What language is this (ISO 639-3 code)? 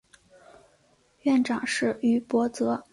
zho